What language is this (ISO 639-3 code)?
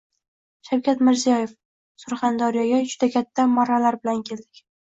uzb